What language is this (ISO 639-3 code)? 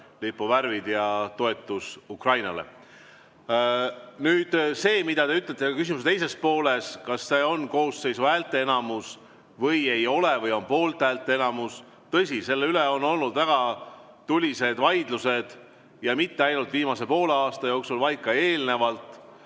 est